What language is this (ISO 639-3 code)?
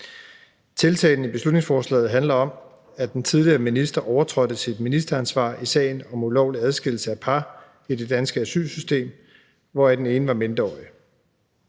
dan